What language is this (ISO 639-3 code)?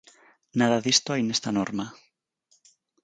glg